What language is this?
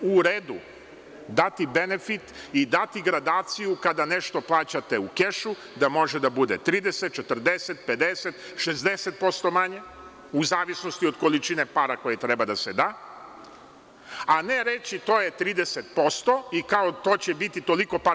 Serbian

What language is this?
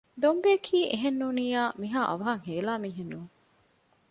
Divehi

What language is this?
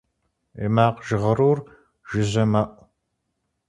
Kabardian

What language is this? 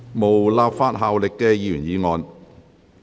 Cantonese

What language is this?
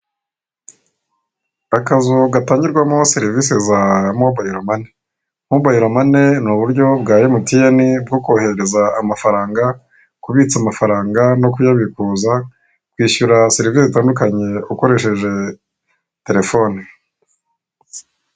Kinyarwanda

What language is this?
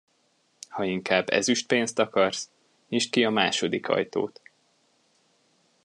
Hungarian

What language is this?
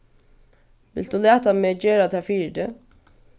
Faroese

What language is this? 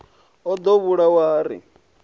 Venda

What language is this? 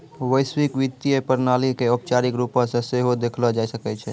Maithili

